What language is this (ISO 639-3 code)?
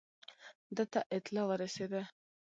pus